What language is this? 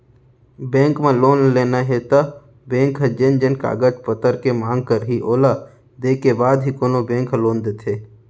Chhattisgarhi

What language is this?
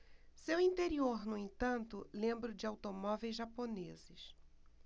Portuguese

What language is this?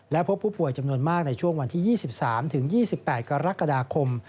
Thai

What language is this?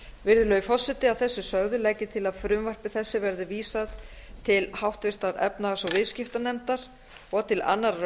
Icelandic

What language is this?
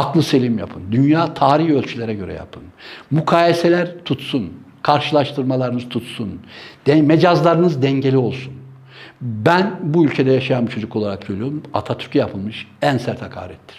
Turkish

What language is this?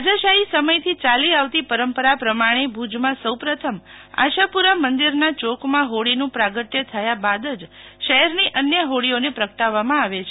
Gujarati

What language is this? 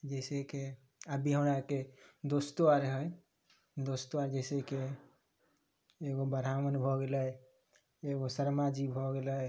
Maithili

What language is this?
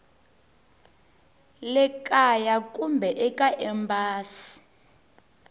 Tsonga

